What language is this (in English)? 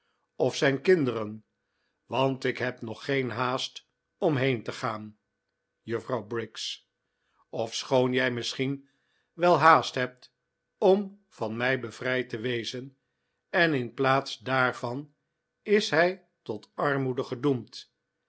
Dutch